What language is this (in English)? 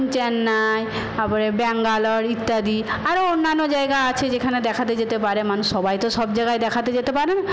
Bangla